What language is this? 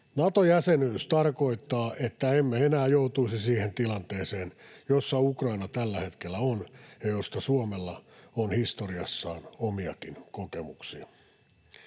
Finnish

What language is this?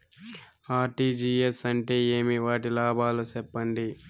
Telugu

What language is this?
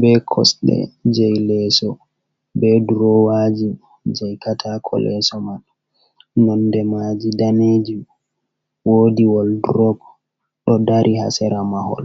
Fula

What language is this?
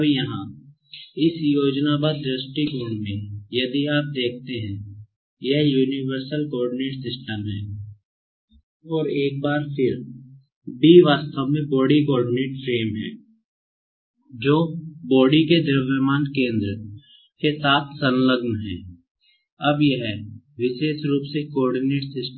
Hindi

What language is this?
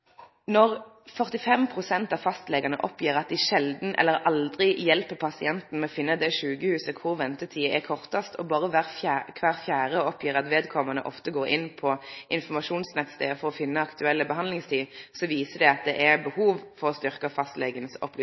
Norwegian Nynorsk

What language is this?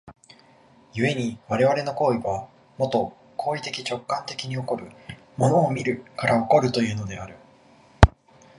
Japanese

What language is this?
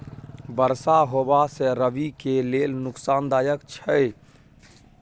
Maithili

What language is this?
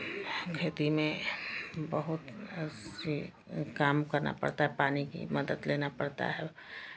Hindi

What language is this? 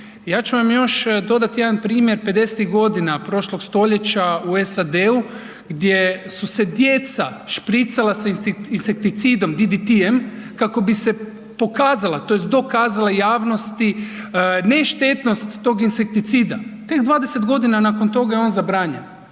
Croatian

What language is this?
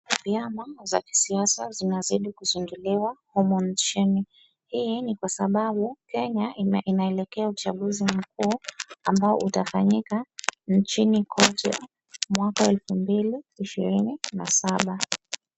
Swahili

